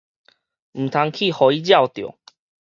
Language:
Min Nan Chinese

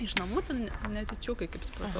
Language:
Lithuanian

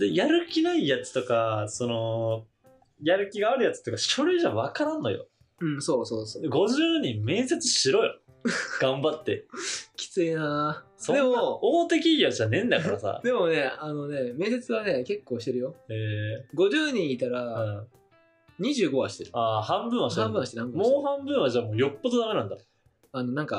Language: Japanese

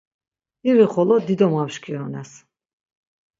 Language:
Laz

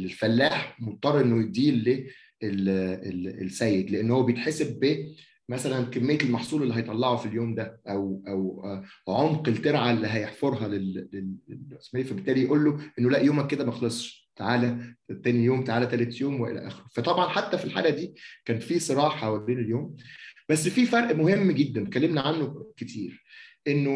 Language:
Arabic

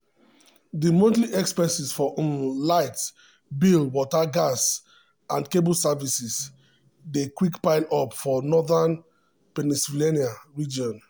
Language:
Nigerian Pidgin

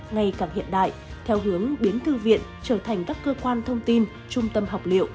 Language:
Vietnamese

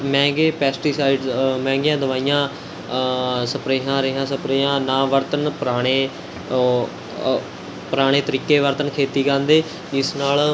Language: Punjabi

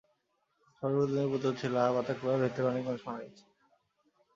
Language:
Bangla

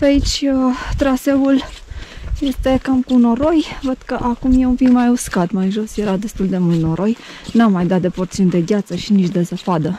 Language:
Romanian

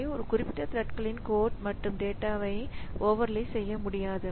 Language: Tamil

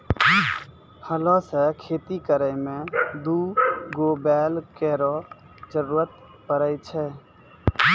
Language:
Maithili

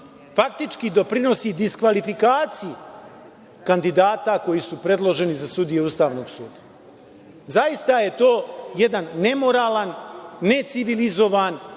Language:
Serbian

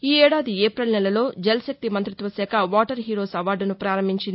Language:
Telugu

